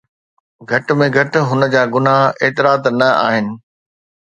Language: Sindhi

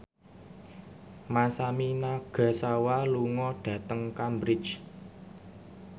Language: Javanese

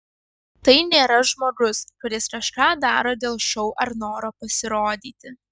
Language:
Lithuanian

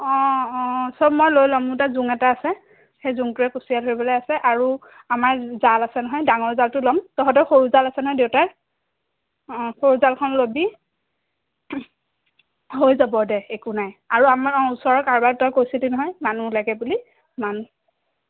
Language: Assamese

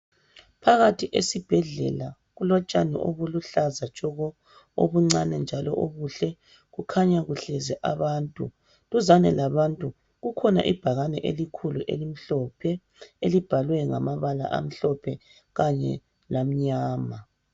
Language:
North Ndebele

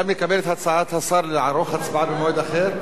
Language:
Hebrew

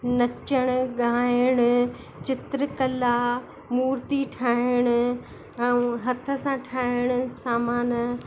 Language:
Sindhi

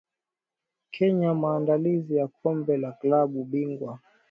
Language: Swahili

